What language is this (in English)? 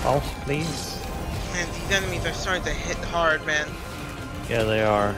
English